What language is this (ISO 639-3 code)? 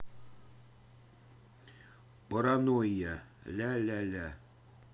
rus